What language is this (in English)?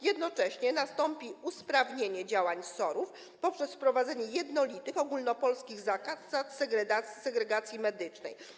Polish